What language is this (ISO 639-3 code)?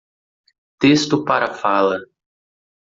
por